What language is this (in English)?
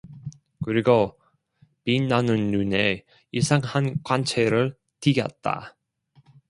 Korean